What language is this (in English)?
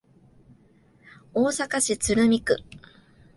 Japanese